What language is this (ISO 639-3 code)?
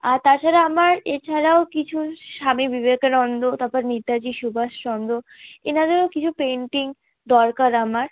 ben